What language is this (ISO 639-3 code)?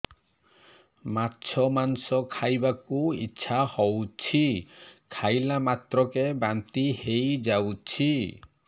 ori